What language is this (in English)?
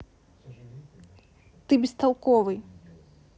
Russian